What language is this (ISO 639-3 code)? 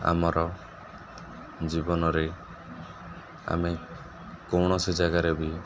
ori